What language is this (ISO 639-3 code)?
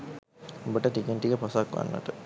sin